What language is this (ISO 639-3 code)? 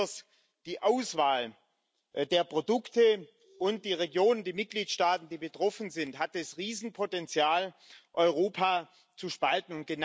deu